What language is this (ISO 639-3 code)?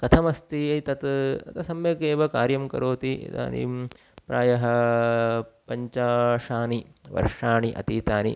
san